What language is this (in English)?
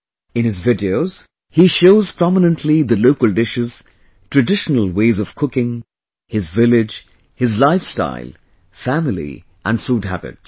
English